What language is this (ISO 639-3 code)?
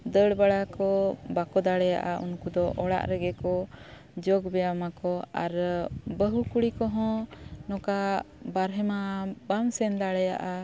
sat